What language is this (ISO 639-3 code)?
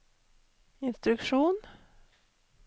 nor